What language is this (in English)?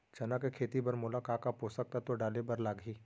Chhattisgarhi